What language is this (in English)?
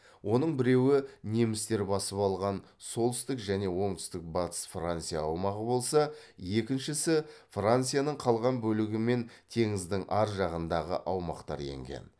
Kazakh